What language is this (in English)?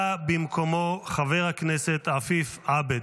Hebrew